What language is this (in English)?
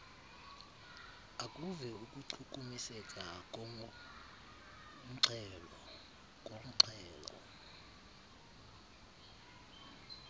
Xhosa